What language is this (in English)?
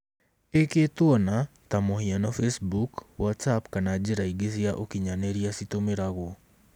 Kikuyu